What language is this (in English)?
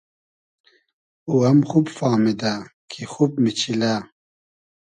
Hazaragi